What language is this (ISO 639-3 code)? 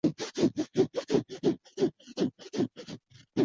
zho